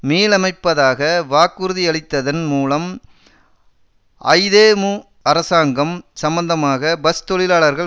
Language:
Tamil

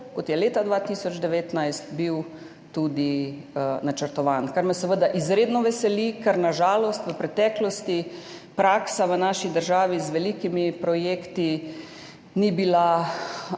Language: Slovenian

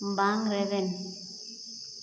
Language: Santali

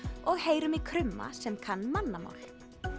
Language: Icelandic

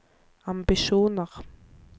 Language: Norwegian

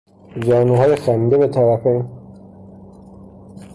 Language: Persian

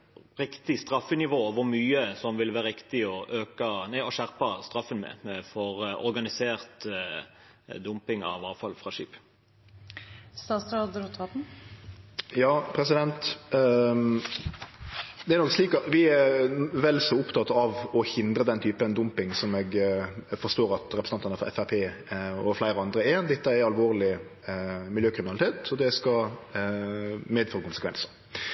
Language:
Norwegian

